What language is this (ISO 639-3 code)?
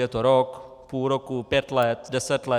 ces